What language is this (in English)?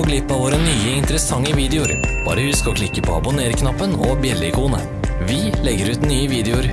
Norwegian